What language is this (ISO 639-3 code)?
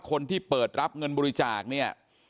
tha